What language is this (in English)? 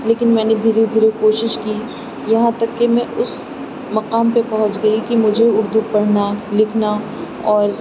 Urdu